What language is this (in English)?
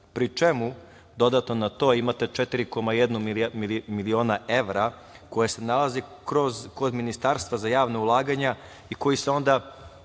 Serbian